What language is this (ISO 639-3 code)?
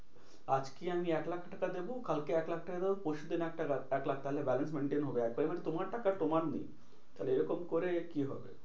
ben